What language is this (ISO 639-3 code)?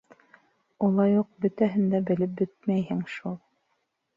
bak